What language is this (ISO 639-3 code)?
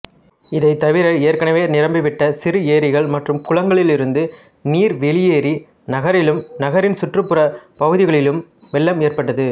tam